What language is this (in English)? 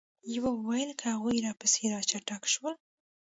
Pashto